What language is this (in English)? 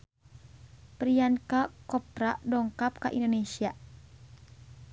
Sundanese